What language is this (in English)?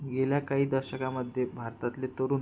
Marathi